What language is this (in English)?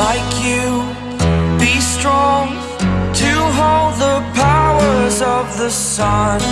English